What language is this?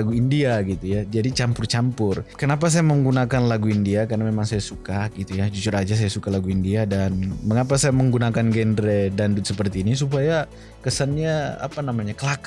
Malay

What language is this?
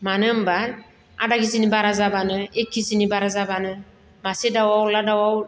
Bodo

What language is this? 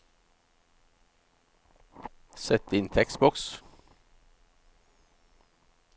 Norwegian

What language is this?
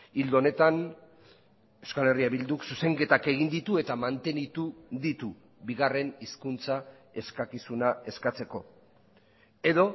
Basque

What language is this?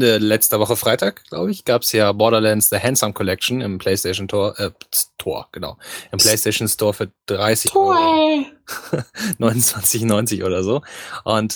German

